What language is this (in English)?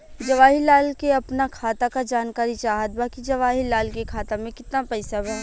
Bhojpuri